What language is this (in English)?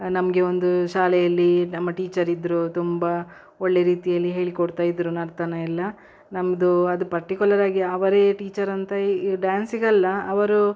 Kannada